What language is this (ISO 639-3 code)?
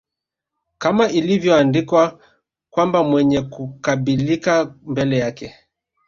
swa